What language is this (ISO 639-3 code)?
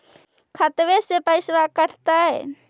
mag